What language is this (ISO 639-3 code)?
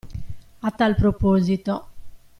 ita